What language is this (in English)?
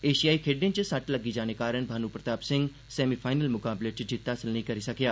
Dogri